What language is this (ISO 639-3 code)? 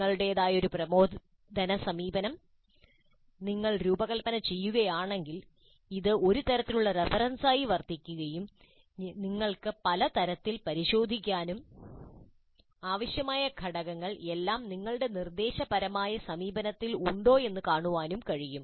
mal